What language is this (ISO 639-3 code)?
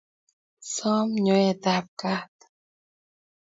kln